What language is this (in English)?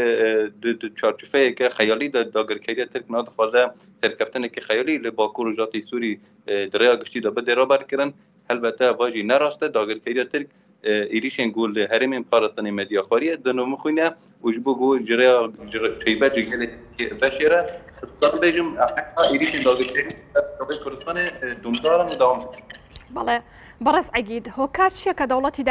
Arabic